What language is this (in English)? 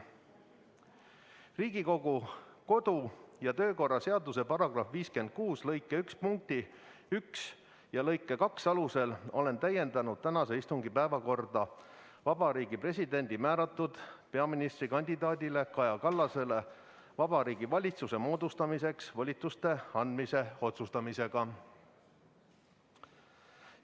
Estonian